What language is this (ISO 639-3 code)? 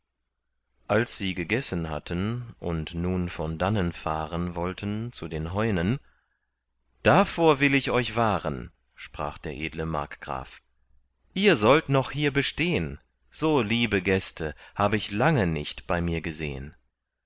deu